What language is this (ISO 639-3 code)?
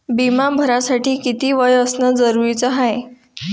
mar